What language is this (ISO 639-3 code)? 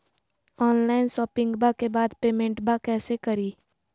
mag